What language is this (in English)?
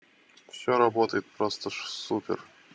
Russian